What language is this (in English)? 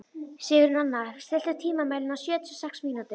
Icelandic